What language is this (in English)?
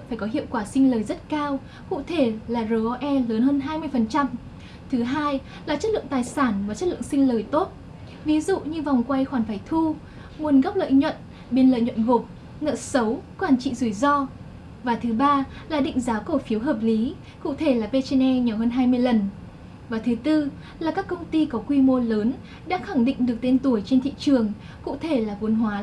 Vietnamese